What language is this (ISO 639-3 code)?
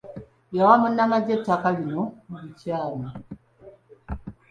lug